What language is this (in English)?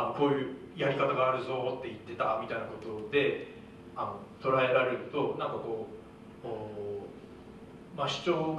Japanese